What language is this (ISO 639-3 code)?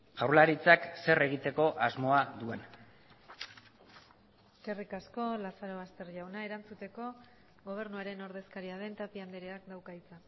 eus